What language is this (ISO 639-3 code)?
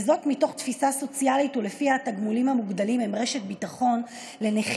heb